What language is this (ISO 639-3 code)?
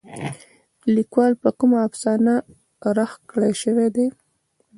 pus